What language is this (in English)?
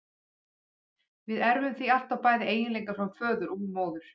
Icelandic